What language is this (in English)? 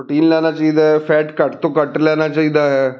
Punjabi